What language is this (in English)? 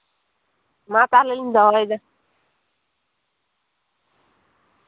Santali